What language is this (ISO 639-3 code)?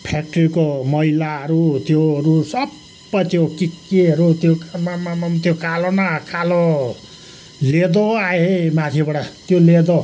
nep